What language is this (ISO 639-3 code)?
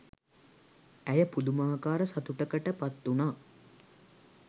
sin